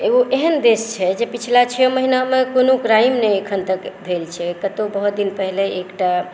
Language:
Maithili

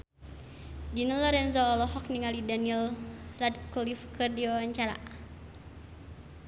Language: Sundanese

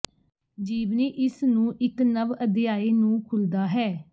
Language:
Punjabi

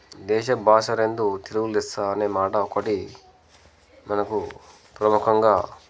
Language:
Telugu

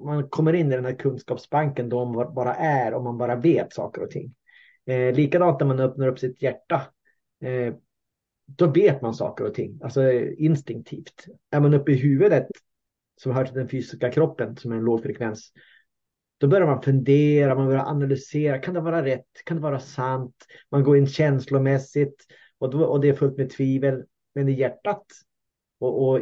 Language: Swedish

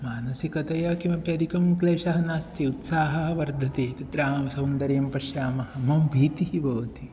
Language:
Sanskrit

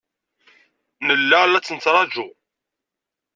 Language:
Kabyle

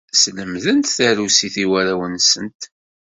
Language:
Kabyle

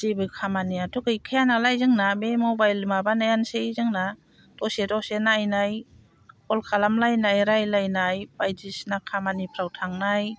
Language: Bodo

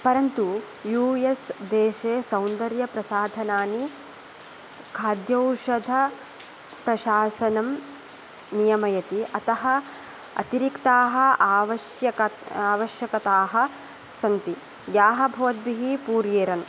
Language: Sanskrit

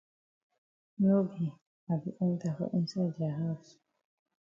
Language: Cameroon Pidgin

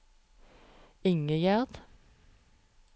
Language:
Norwegian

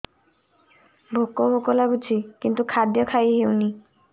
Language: Odia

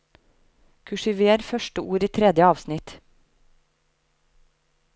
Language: Norwegian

